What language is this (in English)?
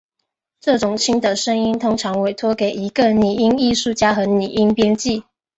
Chinese